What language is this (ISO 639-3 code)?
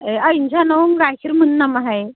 brx